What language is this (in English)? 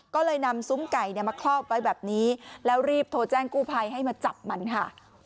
Thai